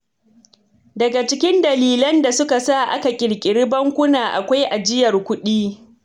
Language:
Hausa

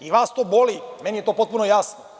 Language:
Serbian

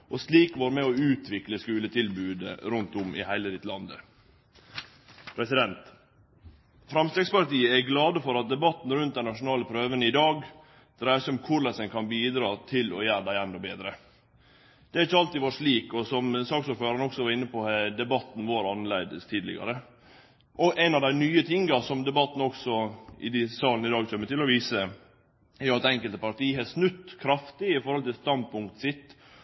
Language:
Norwegian Nynorsk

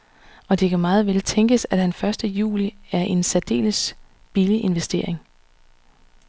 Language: Danish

